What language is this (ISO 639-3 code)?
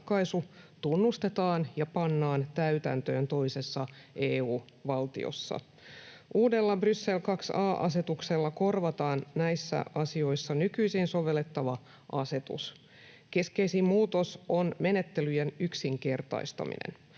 fin